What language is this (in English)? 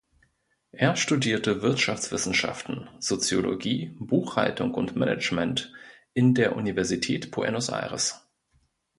German